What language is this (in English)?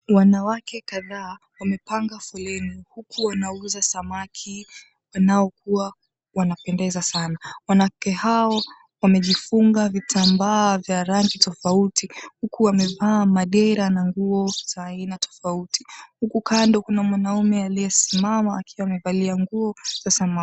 Swahili